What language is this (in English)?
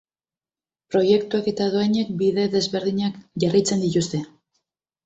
Basque